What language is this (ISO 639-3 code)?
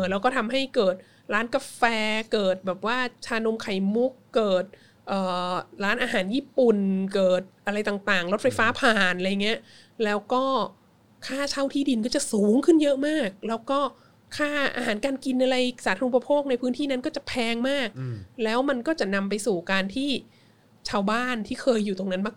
tha